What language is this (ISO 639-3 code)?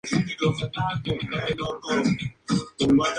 spa